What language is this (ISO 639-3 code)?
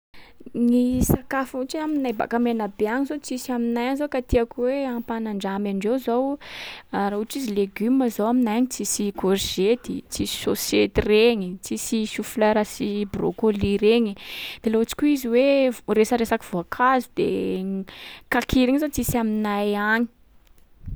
skg